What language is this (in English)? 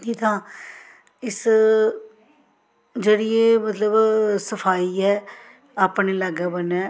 Dogri